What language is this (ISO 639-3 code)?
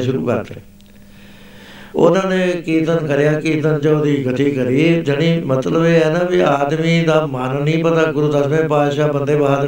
pan